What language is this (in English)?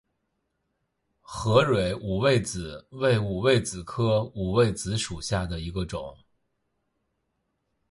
Chinese